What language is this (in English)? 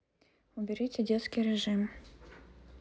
Russian